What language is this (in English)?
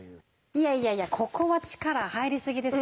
Japanese